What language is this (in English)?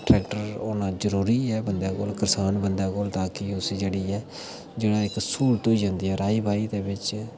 Dogri